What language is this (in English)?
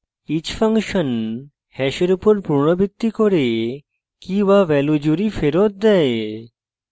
Bangla